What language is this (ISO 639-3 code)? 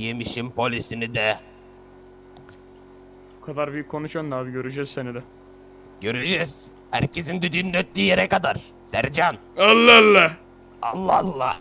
tur